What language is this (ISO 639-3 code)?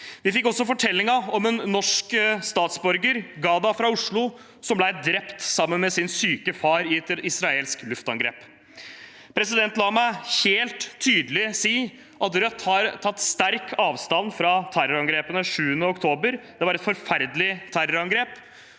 nor